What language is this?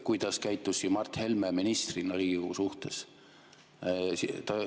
Estonian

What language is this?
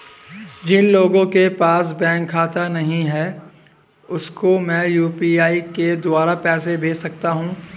Hindi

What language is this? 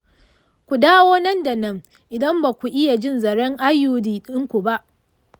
Hausa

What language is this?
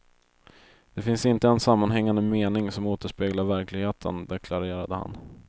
Swedish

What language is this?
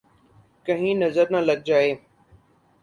Urdu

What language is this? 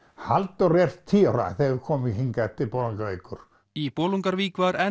Icelandic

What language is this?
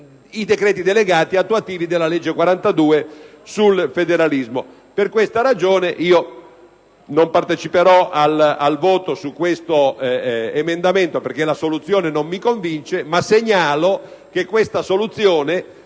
Italian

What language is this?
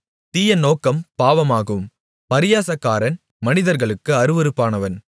Tamil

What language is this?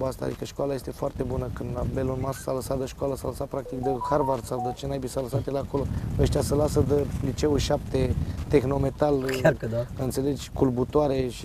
Romanian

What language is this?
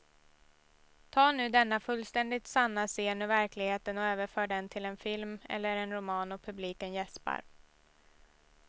Swedish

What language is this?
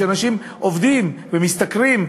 Hebrew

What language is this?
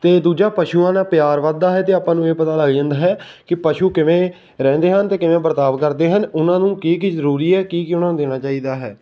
Punjabi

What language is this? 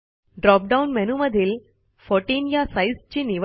Marathi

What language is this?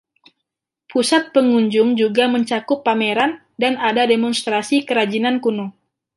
Indonesian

